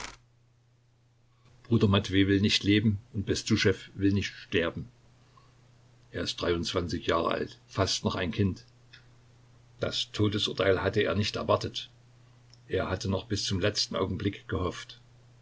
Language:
German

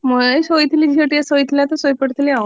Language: Odia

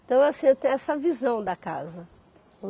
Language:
Portuguese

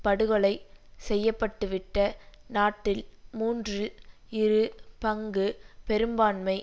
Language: Tamil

